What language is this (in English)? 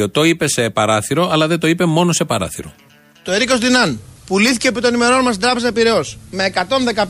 Greek